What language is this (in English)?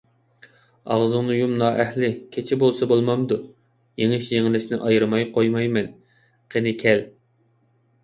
Uyghur